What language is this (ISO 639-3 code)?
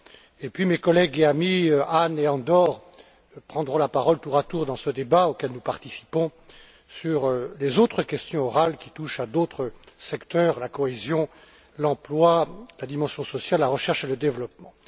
fra